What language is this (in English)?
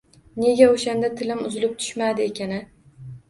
Uzbek